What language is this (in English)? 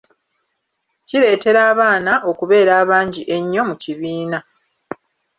Ganda